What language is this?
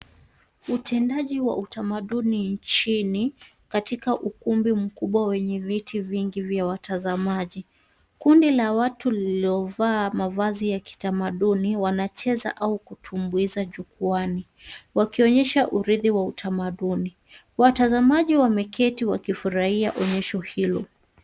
Swahili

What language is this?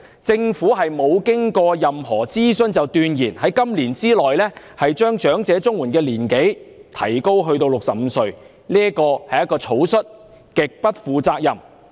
Cantonese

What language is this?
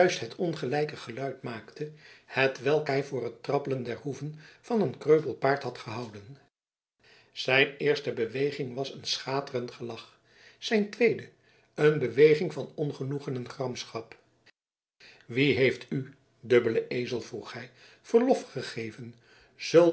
Dutch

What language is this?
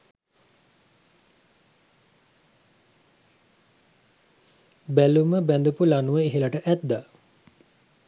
Sinhala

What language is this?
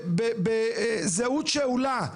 Hebrew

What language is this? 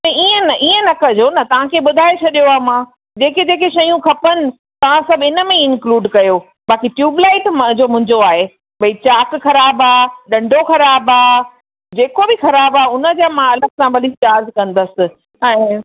Sindhi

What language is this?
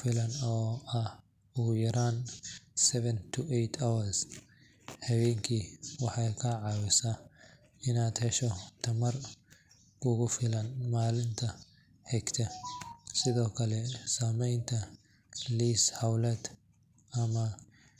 Somali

